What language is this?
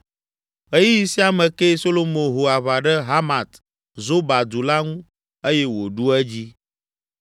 Ewe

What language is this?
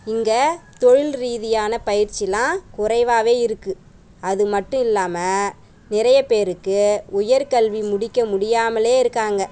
Tamil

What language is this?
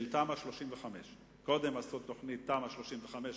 Hebrew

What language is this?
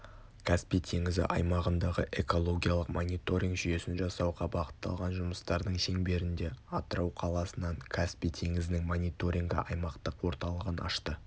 Kazakh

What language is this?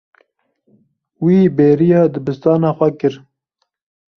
Kurdish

